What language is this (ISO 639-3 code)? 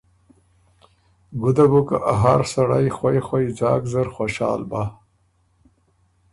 oru